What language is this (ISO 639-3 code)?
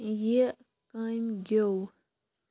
kas